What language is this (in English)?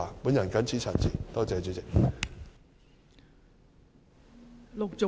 Cantonese